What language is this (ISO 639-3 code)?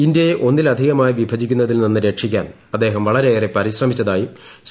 mal